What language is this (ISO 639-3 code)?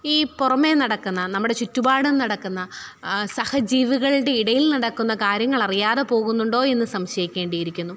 mal